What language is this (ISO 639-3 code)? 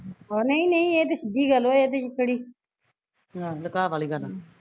pan